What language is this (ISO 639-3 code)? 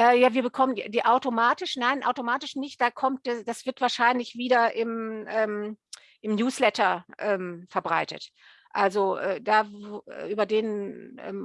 deu